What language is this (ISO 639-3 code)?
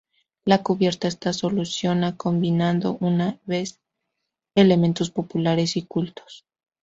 spa